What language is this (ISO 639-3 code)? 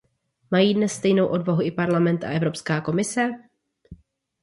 ces